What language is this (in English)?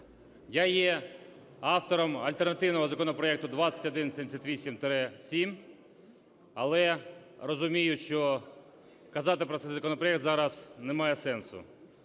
Ukrainian